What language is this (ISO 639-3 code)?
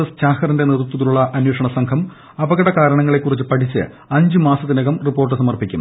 mal